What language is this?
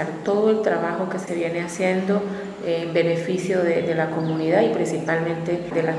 Spanish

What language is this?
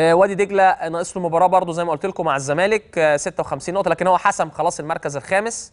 Arabic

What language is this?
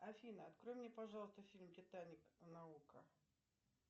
Russian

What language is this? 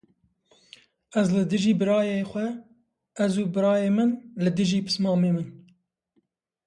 Kurdish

